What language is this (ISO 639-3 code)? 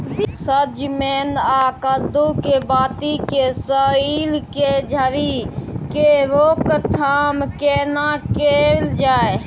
mai